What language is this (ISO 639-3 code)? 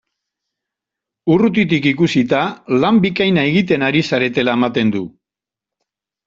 eus